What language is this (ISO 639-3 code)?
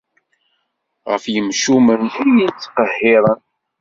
kab